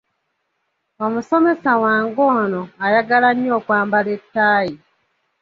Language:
Ganda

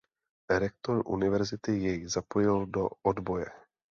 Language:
Czech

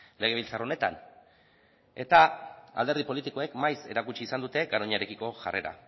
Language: Basque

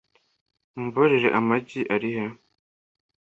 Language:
Kinyarwanda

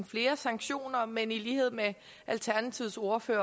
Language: Danish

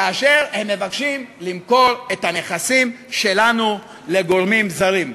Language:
Hebrew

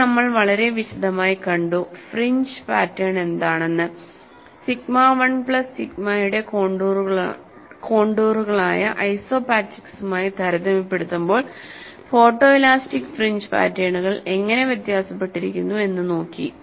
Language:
Malayalam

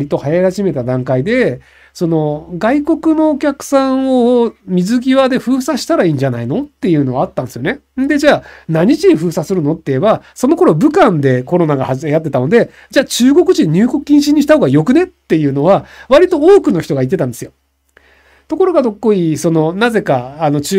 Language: Japanese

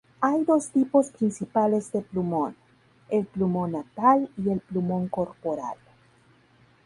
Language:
Spanish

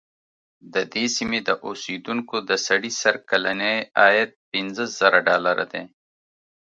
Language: Pashto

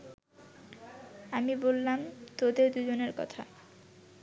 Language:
Bangla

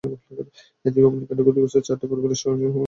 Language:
Bangla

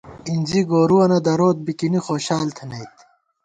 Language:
Gawar-Bati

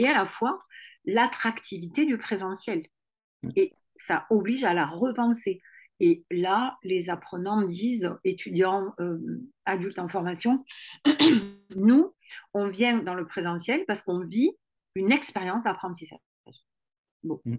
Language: French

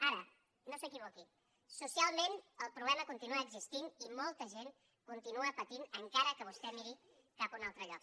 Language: Catalan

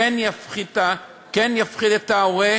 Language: Hebrew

